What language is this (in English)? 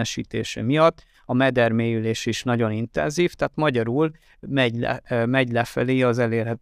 Hungarian